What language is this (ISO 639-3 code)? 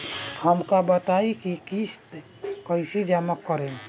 bho